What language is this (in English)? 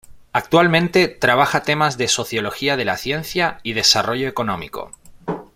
Spanish